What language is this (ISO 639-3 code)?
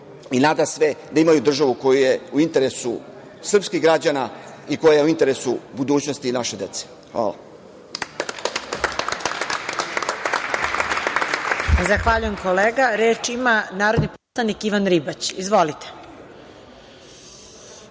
srp